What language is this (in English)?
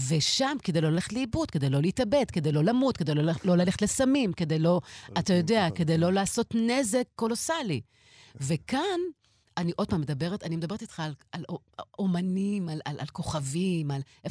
Hebrew